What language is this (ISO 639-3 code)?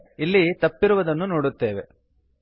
kan